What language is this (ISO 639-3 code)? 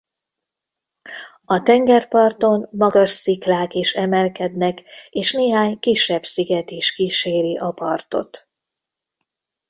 hun